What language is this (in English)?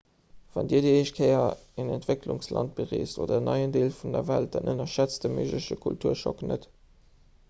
Luxembourgish